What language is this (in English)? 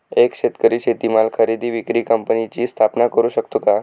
Marathi